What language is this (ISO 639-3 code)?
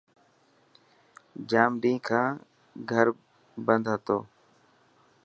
mki